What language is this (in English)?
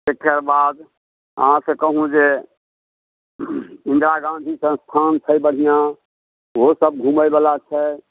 Maithili